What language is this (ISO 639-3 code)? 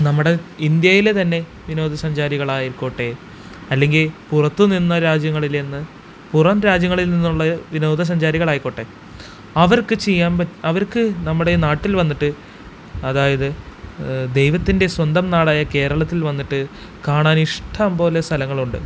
mal